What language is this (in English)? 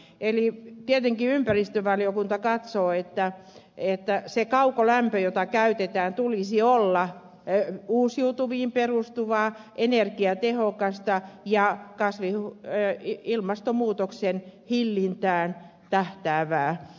Finnish